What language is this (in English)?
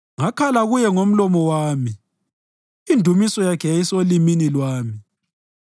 North Ndebele